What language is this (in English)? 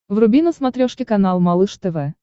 Russian